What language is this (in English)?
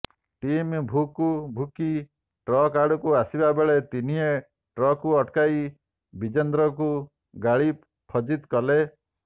Odia